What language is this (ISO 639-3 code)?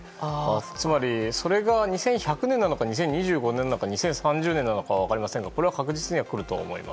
jpn